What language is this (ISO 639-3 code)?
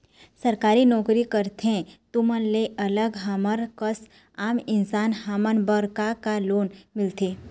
hne